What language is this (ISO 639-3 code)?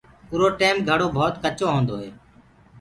ggg